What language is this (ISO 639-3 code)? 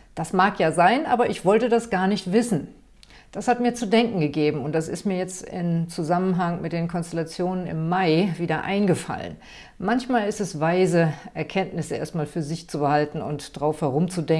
deu